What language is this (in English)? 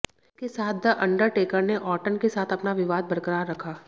Hindi